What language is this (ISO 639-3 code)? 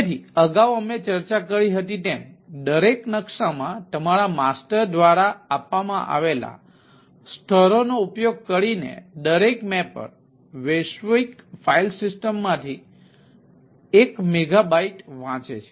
guj